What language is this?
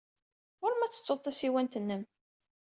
Kabyle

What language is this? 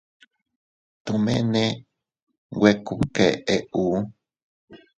Teutila Cuicatec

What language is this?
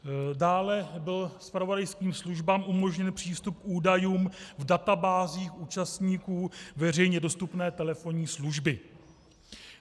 Czech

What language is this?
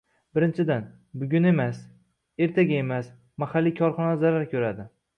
Uzbek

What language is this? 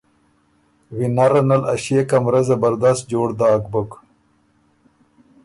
Ormuri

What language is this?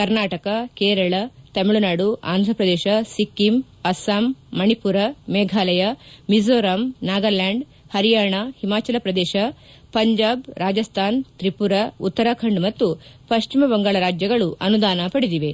Kannada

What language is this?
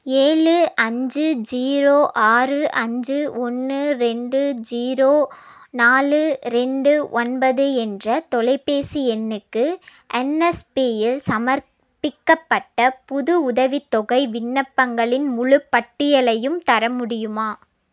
Tamil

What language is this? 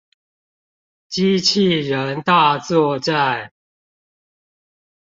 Chinese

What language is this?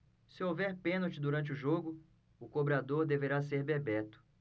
Portuguese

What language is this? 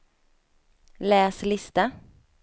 Swedish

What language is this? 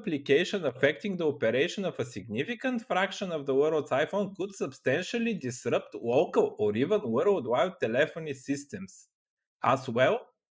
Bulgarian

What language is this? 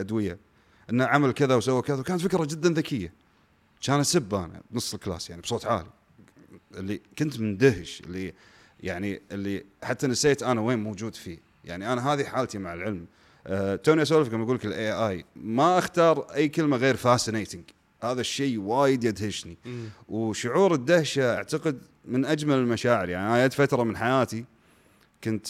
Arabic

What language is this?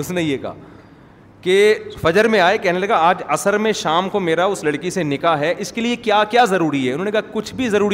Urdu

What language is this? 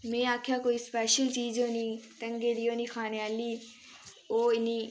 Dogri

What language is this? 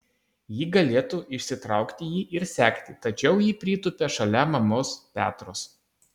Lithuanian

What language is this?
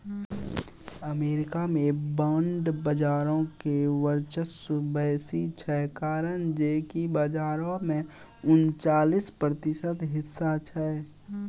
Maithili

